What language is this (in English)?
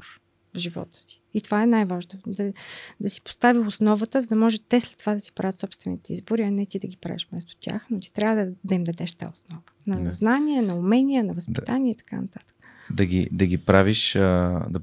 Bulgarian